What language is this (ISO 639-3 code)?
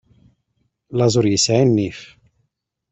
kab